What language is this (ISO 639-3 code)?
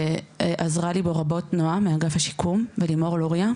heb